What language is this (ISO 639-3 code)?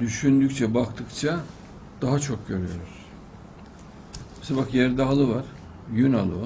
tur